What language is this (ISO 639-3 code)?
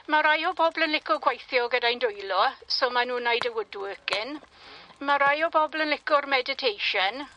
cym